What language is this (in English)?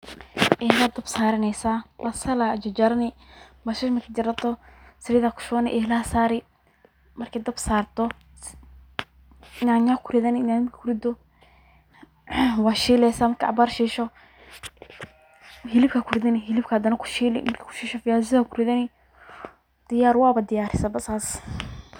Somali